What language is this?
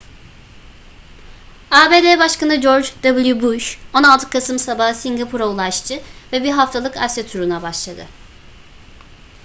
Turkish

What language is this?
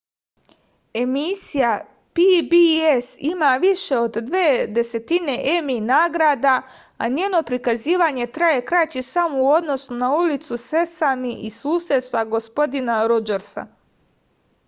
Serbian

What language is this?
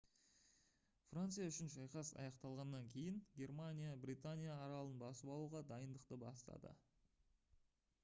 Kazakh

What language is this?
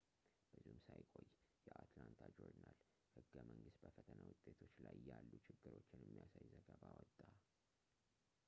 Amharic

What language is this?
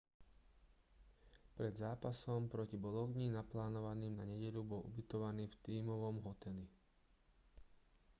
Slovak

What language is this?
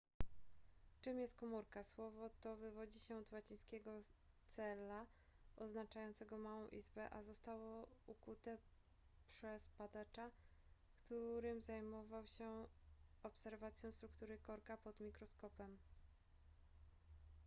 Polish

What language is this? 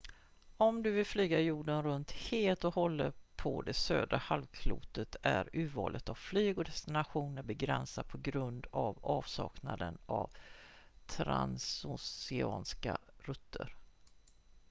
Swedish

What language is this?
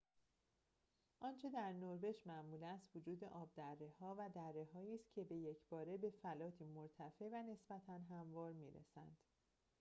Persian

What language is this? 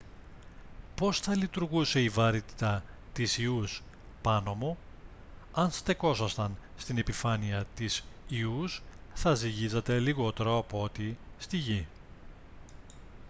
Greek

